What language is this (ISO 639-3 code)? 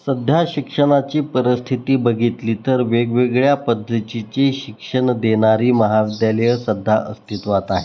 mar